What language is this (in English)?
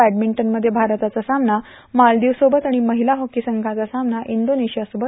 Marathi